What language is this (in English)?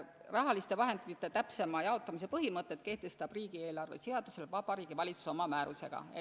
Estonian